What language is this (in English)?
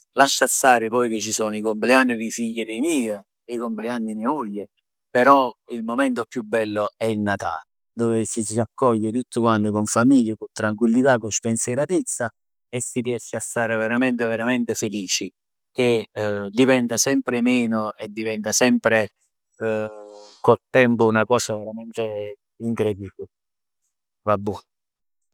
Neapolitan